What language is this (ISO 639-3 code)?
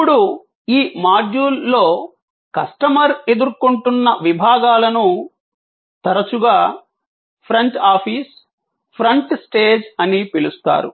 tel